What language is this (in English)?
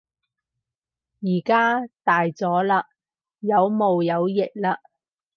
Cantonese